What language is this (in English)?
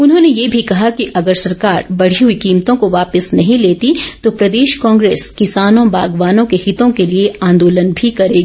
Hindi